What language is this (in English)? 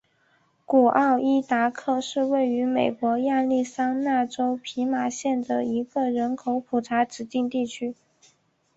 Chinese